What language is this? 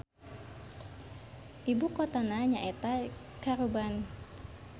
Sundanese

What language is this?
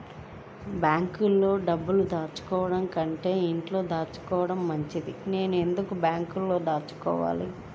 Telugu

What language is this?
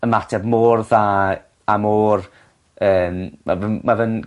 Welsh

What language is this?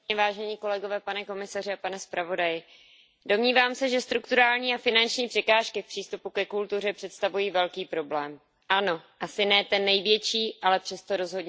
Czech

